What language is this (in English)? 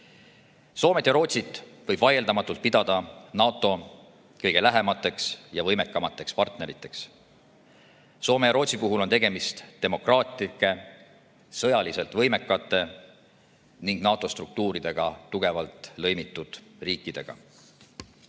Estonian